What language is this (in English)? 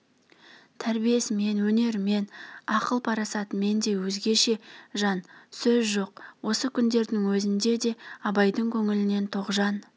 Kazakh